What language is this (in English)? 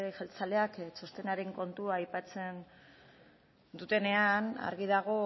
Basque